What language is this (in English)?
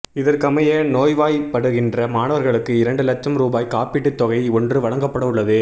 Tamil